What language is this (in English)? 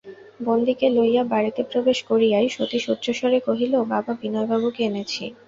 Bangla